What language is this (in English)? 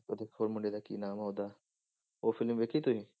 Punjabi